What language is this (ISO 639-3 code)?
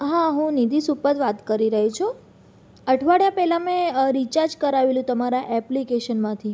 guj